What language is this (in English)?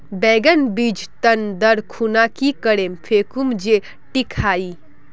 Magahi